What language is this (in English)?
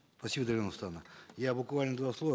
Kazakh